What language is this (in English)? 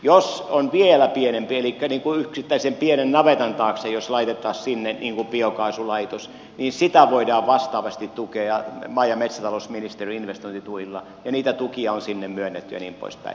Finnish